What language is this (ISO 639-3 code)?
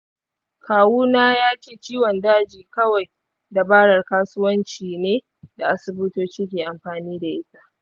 hau